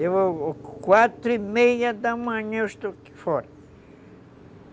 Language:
Portuguese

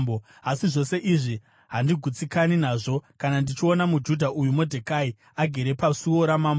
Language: Shona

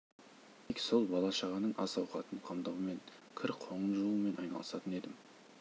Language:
Kazakh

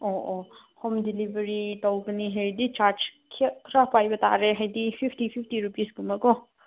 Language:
Manipuri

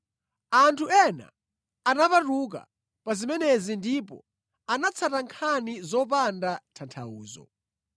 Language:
Nyanja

